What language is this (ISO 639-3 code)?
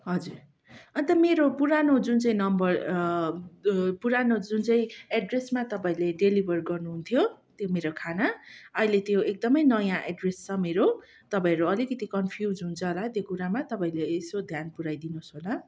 nep